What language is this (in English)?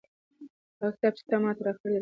Pashto